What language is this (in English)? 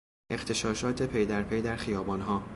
Persian